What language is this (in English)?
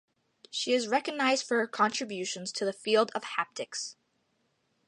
English